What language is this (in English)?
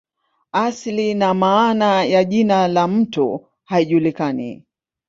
Swahili